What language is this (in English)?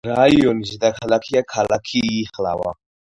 Georgian